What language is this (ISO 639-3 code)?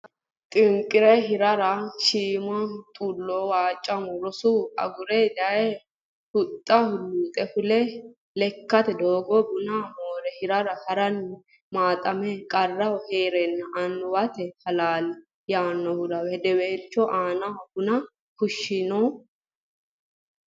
sid